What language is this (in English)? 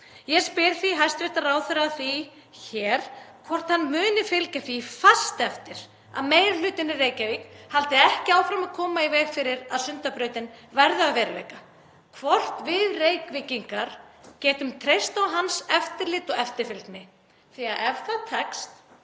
Icelandic